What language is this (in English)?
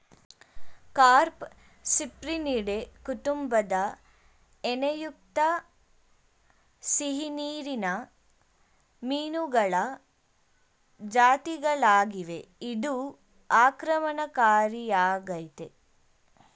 Kannada